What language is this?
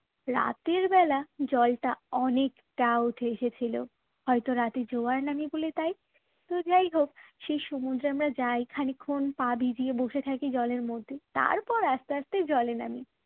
Bangla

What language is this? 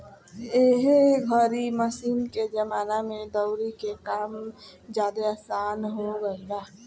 Bhojpuri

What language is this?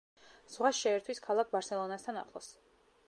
Georgian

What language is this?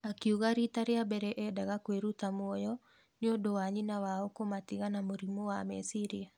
Kikuyu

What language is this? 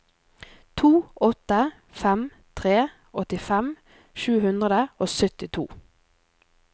Norwegian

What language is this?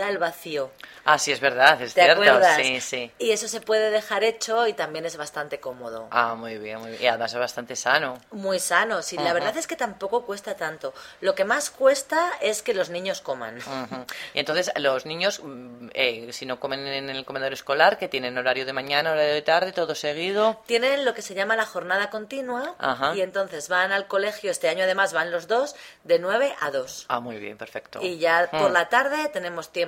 Spanish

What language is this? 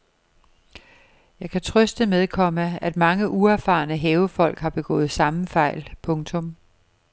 Danish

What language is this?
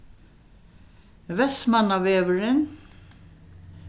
Faroese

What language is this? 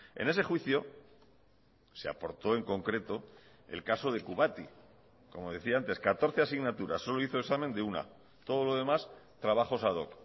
Spanish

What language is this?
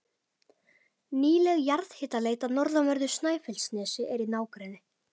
Icelandic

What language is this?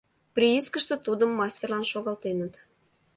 Mari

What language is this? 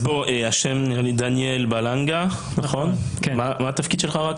Hebrew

